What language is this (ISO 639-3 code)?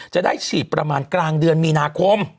tha